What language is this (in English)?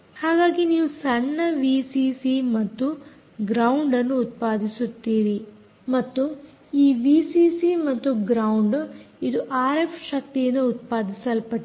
Kannada